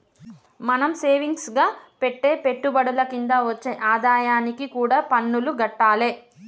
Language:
Telugu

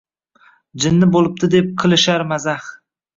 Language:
Uzbek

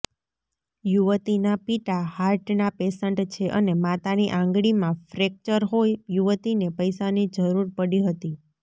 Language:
Gujarati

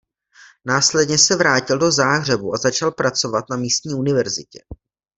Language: Czech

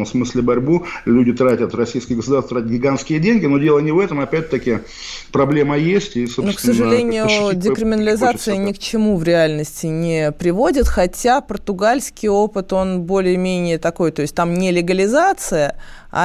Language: Russian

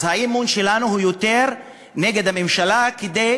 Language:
Hebrew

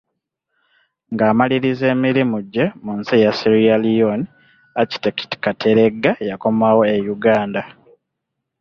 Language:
Ganda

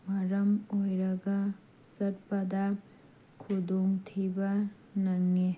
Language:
Manipuri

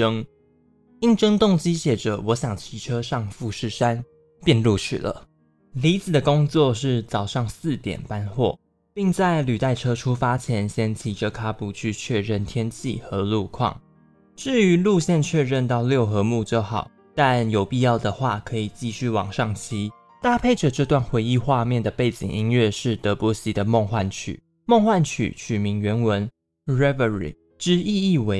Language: Chinese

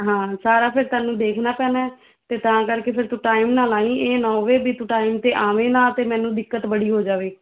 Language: Punjabi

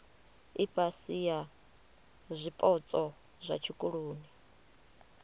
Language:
Venda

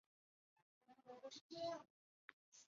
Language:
Chinese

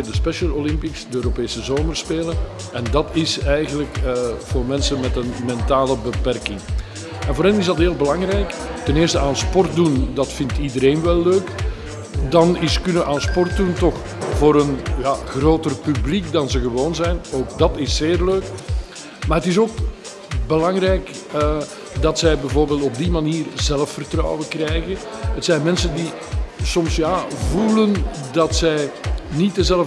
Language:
Dutch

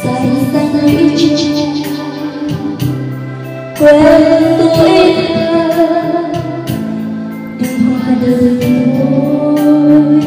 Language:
Vietnamese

